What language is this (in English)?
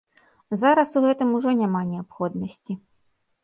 Belarusian